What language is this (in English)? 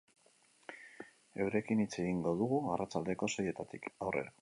Basque